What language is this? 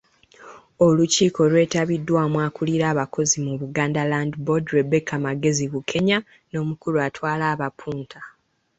Ganda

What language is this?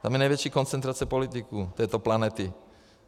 Czech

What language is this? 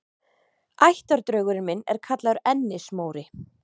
Icelandic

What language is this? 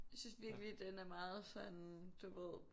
Danish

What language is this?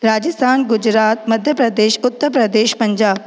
Sindhi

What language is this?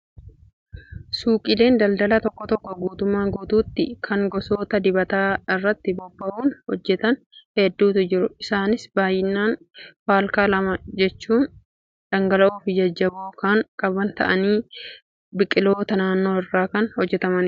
Oromo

